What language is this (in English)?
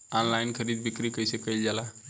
Bhojpuri